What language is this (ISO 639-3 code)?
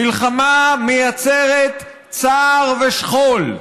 heb